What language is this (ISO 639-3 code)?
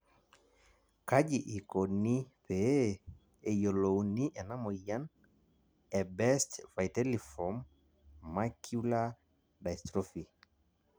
mas